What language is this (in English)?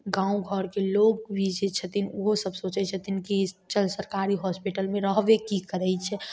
Maithili